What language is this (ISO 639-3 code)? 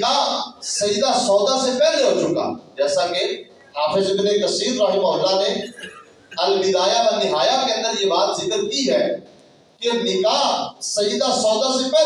urd